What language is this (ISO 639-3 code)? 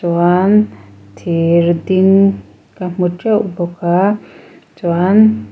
lus